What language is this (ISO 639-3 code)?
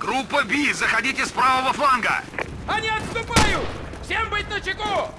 rus